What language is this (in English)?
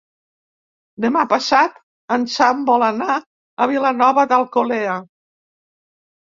Catalan